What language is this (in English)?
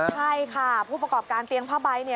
Thai